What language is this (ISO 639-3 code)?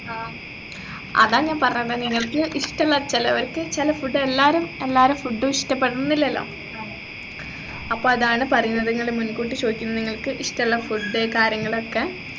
mal